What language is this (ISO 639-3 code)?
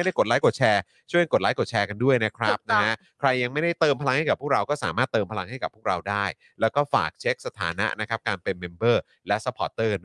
tha